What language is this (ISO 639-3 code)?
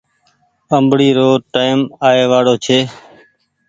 gig